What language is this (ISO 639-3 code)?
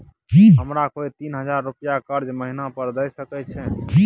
mai